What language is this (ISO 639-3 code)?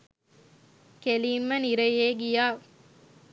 sin